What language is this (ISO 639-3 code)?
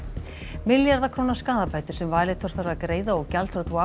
isl